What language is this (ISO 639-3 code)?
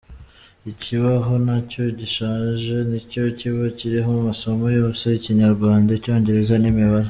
kin